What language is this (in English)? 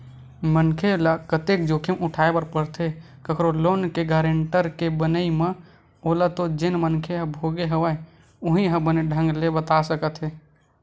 Chhattisgarhi